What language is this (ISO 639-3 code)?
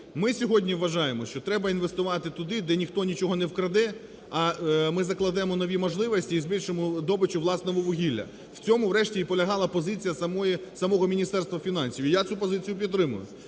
ukr